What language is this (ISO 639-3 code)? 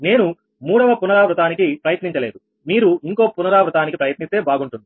tel